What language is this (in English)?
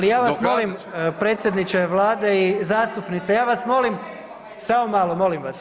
Croatian